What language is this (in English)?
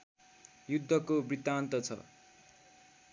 Nepali